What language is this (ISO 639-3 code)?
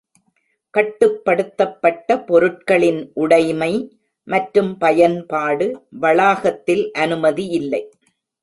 tam